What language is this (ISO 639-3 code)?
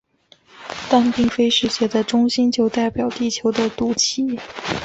zho